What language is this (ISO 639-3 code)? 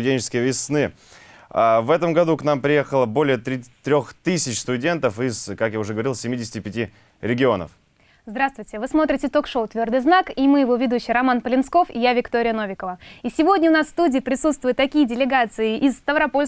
rus